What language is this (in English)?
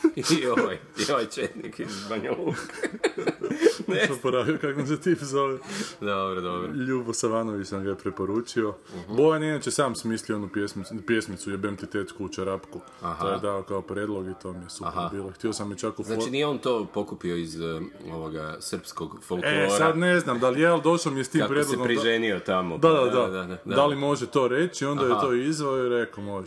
Croatian